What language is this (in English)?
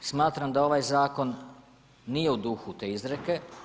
Croatian